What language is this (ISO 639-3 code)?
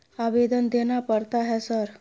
mai